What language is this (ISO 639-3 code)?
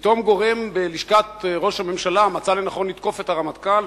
heb